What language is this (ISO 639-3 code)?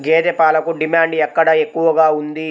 tel